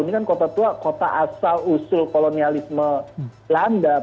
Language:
Indonesian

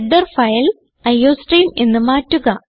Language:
Malayalam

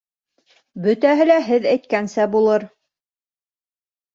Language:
Bashkir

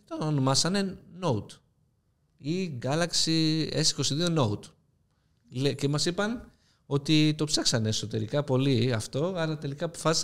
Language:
Greek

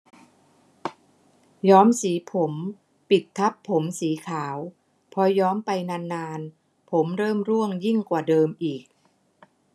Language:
Thai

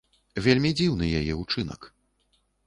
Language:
Belarusian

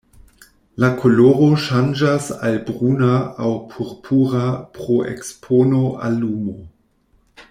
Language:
Esperanto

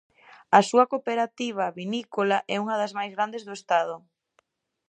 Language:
Galician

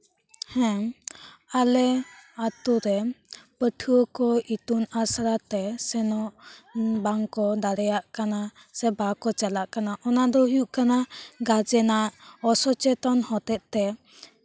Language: Santali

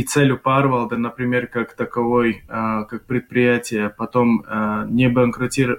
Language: Russian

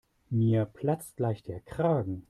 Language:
German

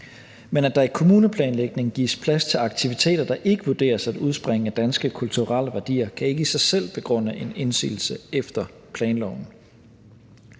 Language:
Danish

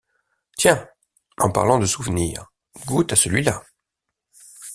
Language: French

